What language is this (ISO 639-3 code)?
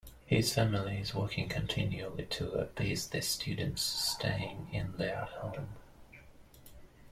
eng